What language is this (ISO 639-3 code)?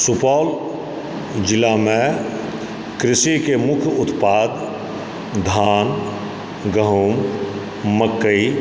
mai